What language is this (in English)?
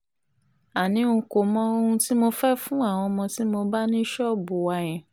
Yoruba